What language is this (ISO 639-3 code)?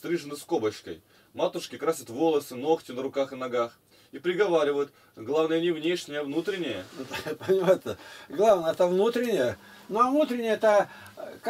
rus